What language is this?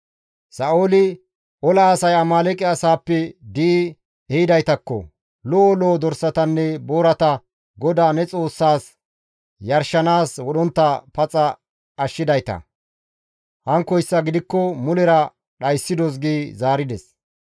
Gamo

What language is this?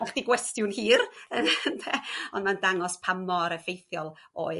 Welsh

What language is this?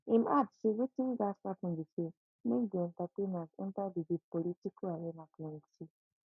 Nigerian Pidgin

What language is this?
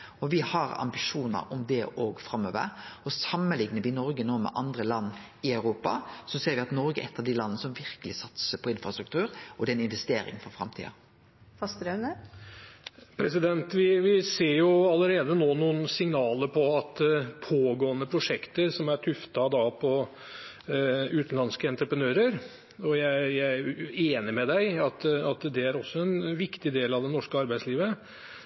Norwegian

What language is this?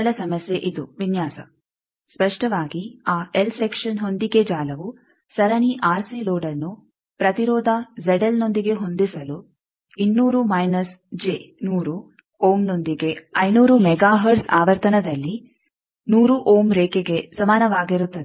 Kannada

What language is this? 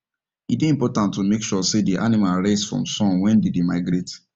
Nigerian Pidgin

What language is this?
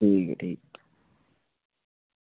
Dogri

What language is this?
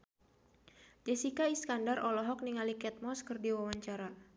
Sundanese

